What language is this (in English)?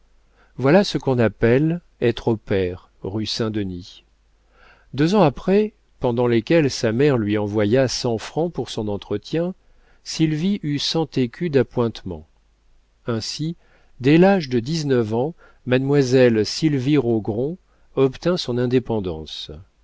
French